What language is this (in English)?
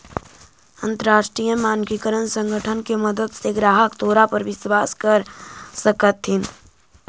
Magahi